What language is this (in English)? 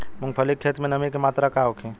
Bhojpuri